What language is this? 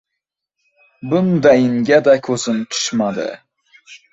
Uzbek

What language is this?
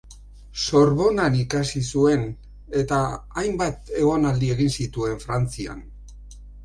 Basque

